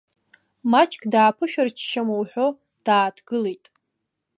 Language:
Abkhazian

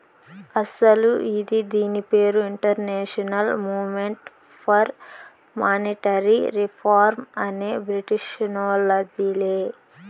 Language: Telugu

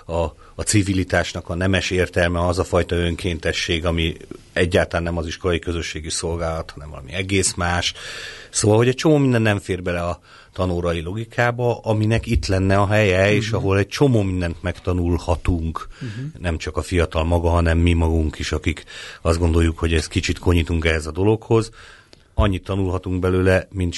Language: Hungarian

